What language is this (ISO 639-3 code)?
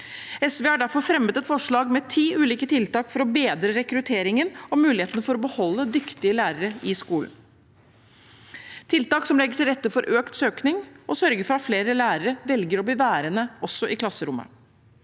nor